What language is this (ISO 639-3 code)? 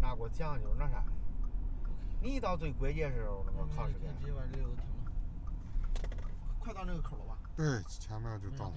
zho